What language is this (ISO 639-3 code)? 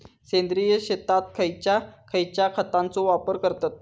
mar